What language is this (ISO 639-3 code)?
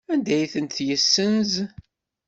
kab